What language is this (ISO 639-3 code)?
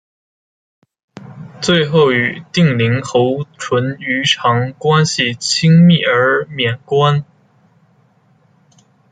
zho